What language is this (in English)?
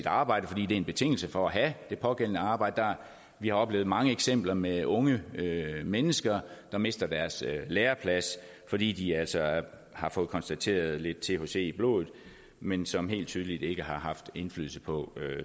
Danish